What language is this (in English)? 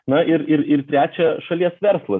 Lithuanian